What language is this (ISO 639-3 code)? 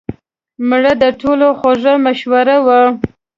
pus